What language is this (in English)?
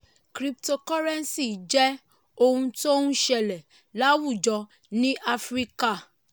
Yoruba